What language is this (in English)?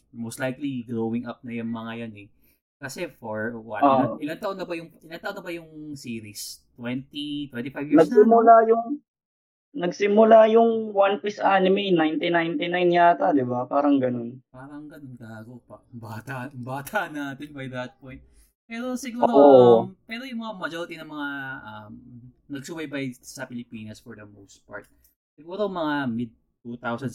Filipino